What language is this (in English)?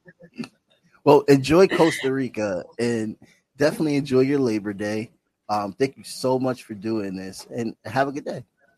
English